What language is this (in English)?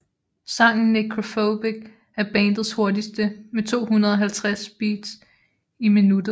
Danish